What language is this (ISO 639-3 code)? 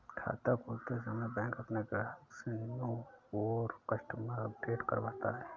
hin